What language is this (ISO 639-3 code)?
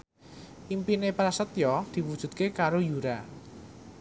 jav